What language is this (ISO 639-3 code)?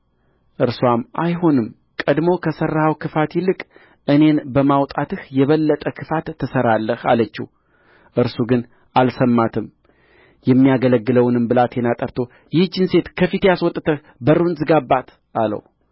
amh